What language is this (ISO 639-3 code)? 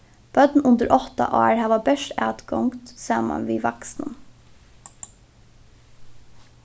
fao